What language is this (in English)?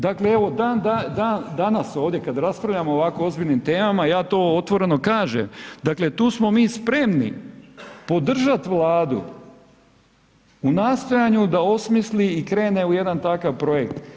Croatian